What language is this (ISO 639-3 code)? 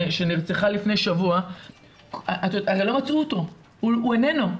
heb